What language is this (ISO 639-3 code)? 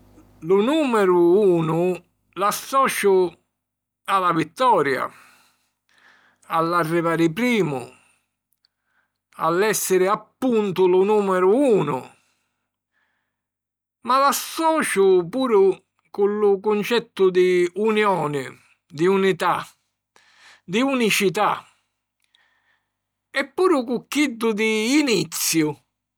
scn